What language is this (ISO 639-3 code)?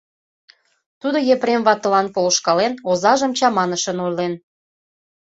chm